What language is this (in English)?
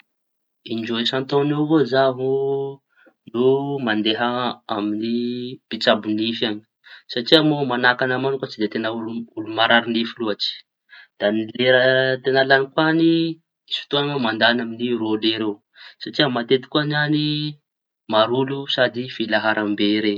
Tanosy Malagasy